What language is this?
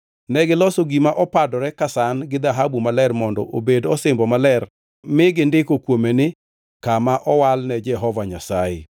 Luo (Kenya and Tanzania)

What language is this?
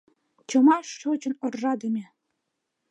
Mari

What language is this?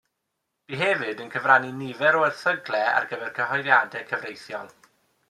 Welsh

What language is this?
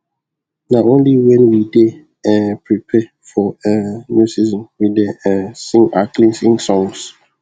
Nigerian Pidgin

